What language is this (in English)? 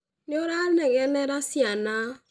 Kikuyu